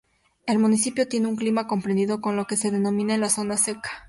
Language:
Spanish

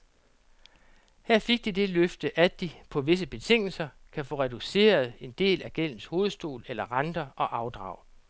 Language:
Danish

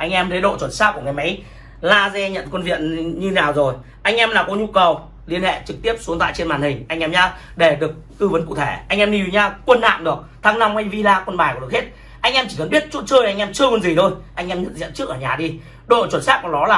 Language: Vietnamese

